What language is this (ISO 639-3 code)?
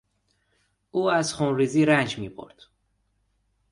fas